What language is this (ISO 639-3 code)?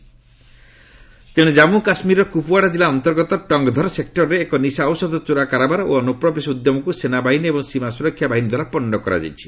ori